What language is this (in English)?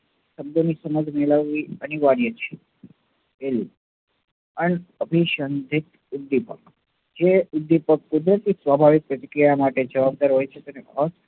Gujarati